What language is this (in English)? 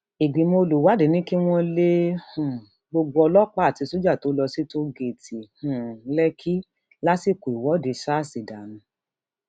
Yoruba